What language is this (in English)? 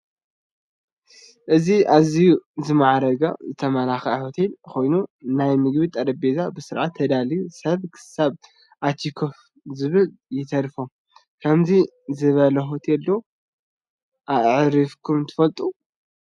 Tigrinya